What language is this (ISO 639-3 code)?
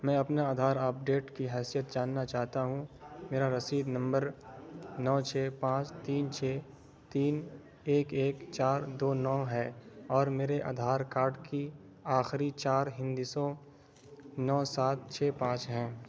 urd